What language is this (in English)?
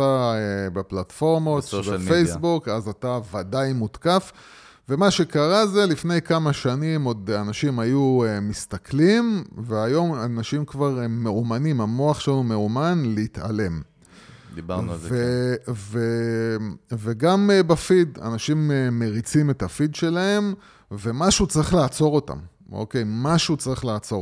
Hebrew